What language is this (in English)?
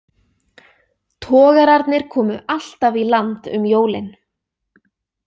Icelandic